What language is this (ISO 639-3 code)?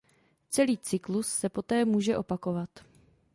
ces